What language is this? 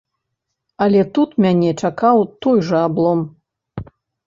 Belarusian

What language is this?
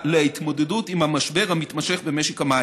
Hebrew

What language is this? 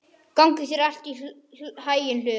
Icelandic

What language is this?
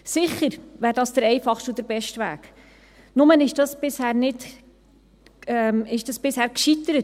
Swiss German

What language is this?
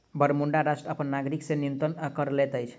Maithili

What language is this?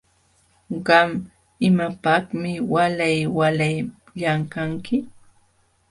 Jauja Wanca Quechua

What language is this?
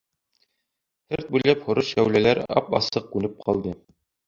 Bashkir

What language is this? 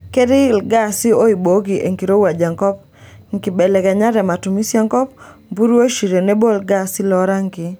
Masai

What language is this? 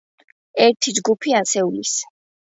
Georgian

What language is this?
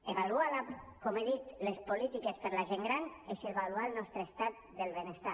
Catalan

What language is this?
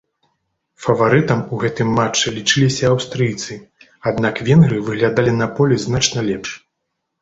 Belarusian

